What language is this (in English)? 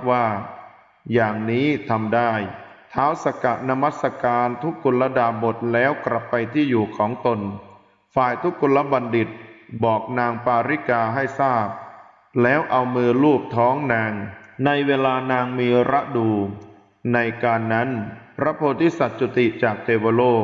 Thai